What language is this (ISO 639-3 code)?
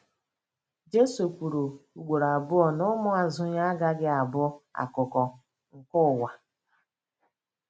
ibo